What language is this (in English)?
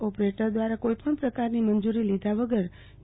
Gujarati